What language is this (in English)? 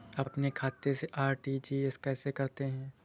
Hindi